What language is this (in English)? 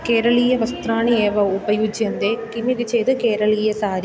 Sanskrit